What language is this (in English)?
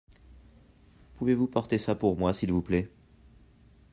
French